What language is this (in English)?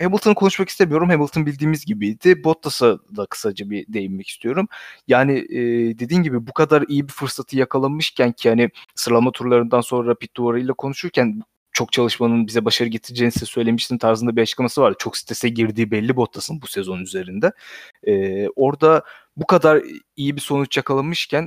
Turkish